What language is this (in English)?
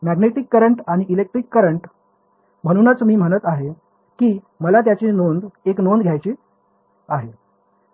Marathi